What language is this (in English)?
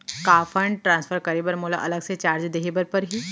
Chhattisgarhi